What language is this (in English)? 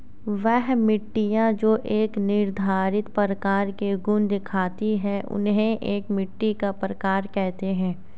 Hindi